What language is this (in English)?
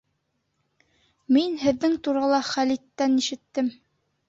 Bashkir